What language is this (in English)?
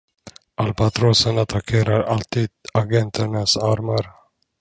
Swedish